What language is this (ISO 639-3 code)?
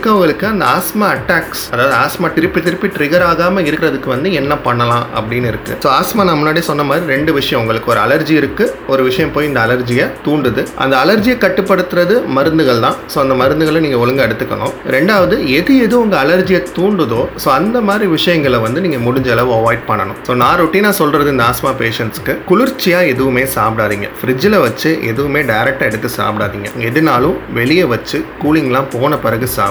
tam